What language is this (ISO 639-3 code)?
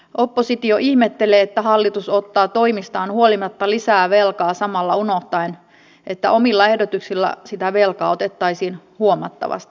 fin